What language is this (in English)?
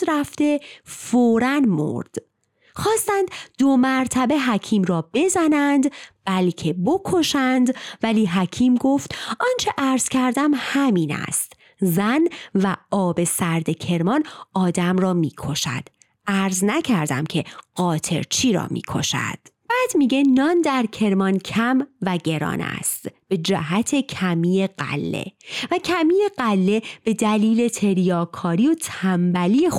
Persian